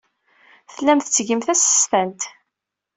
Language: Kabyle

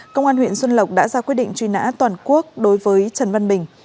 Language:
Vietnamese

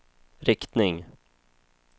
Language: Swedish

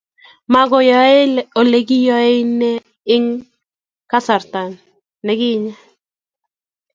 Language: Kalenjin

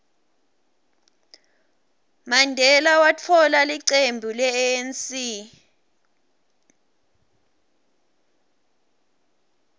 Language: Swati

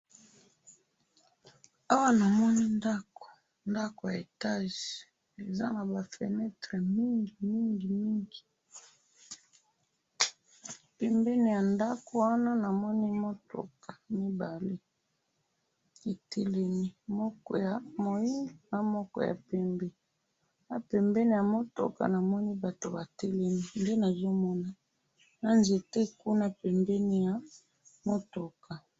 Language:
Lingala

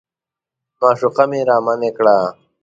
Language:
Pashto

